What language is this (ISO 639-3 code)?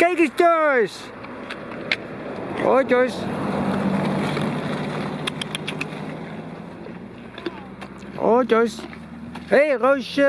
nld